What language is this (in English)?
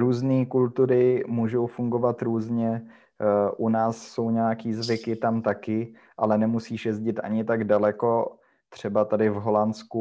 Czech